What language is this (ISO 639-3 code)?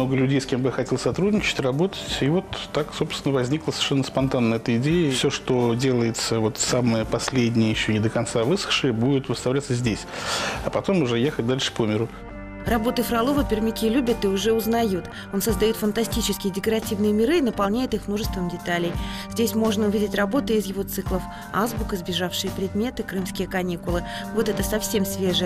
rus